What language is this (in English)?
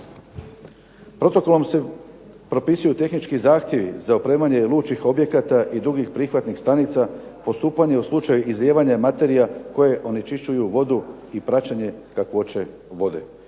Croatian